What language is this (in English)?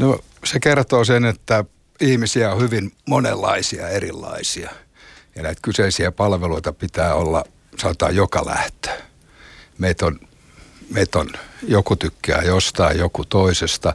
Finnish